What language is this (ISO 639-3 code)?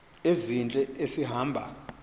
xho